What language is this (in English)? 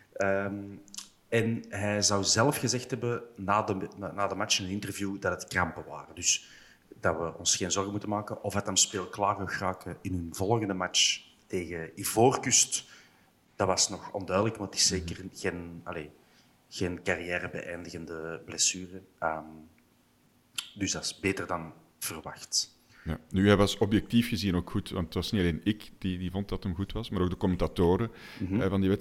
Dutch